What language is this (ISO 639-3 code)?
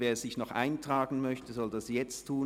gsw